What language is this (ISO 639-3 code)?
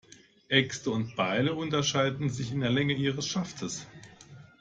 deu